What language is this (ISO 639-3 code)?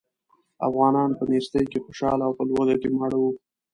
pus